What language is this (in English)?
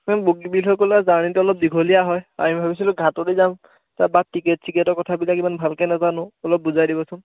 Assamese